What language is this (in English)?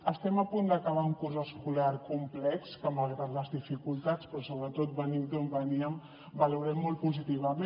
Catalan